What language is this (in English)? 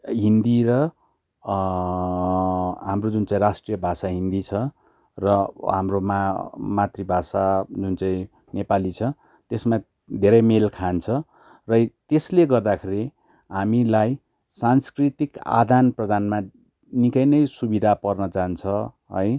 Nepali